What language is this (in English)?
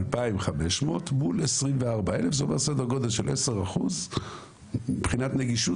Hebrew